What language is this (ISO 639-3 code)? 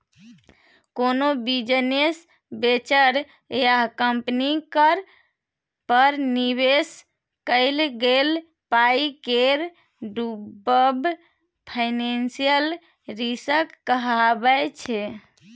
mai